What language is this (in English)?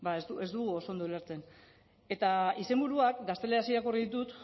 Basque